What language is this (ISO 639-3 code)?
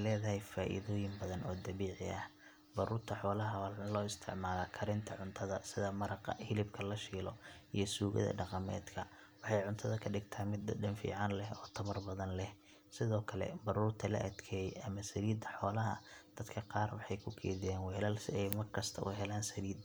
som